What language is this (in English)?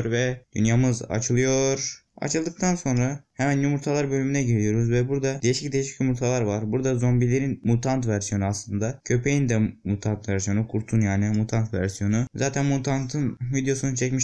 Turkish